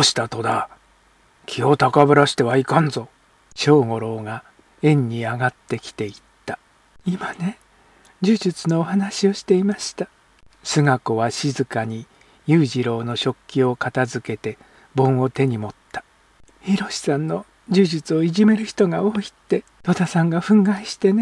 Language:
Japanese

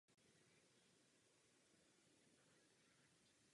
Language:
Czech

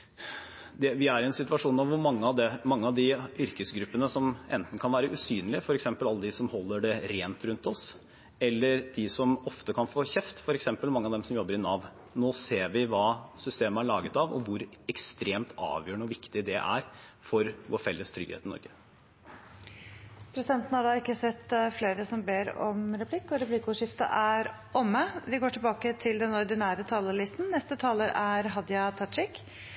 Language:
Norwegian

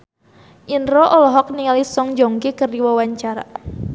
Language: Sundanese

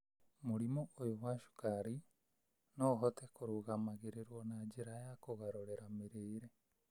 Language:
Kikuyu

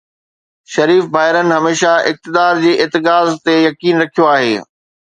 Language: Sindhi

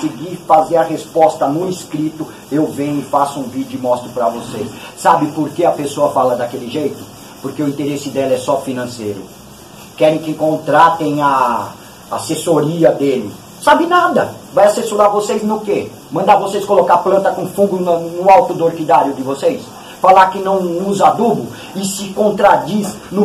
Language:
Portuguese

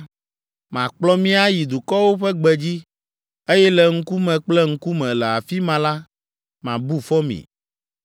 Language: Ewe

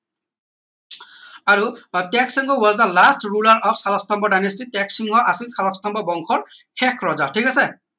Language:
Assamese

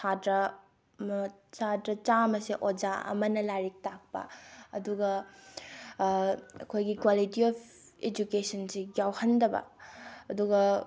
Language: Manipuri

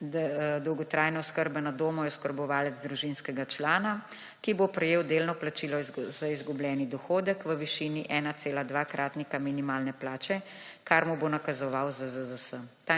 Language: Slovenian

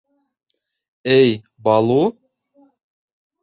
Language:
Bashkir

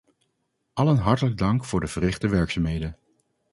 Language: Dutch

